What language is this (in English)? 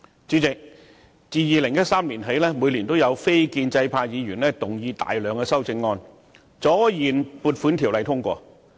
Cantonese